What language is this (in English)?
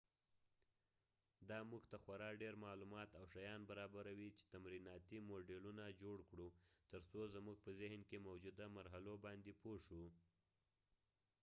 Pashto